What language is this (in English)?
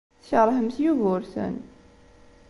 Kabyle